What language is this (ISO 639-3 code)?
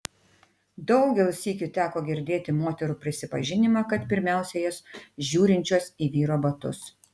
lit